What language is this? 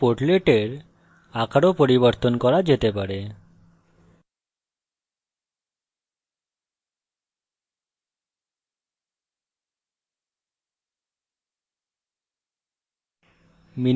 Bangla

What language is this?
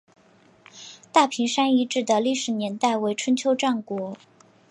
Chinese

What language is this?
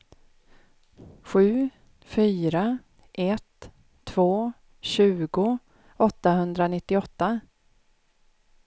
Swedish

